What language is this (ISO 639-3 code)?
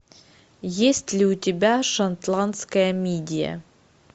rus